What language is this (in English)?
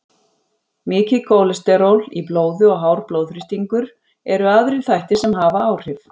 Icelandic